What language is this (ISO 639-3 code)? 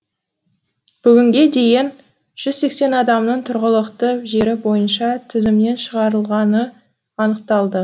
kaz